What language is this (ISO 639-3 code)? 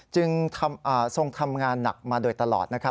tha